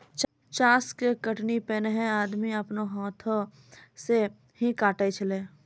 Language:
Maithili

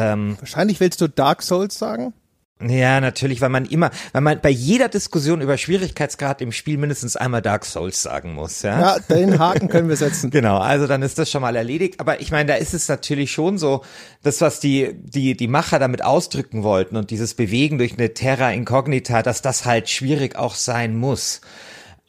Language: German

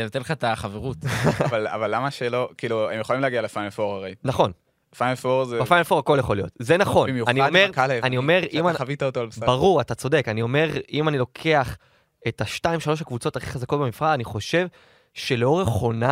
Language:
Hebrew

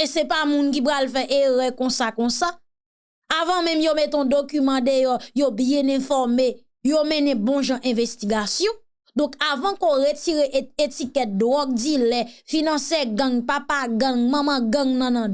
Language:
French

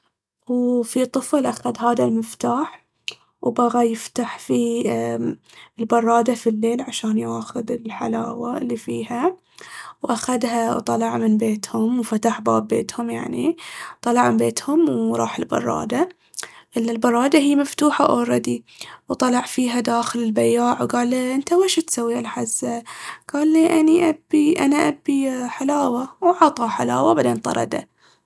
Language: Baharna Arabic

